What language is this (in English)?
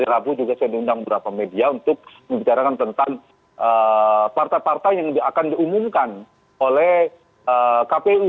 Indonesian